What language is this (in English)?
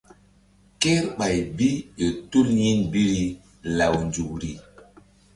Mbum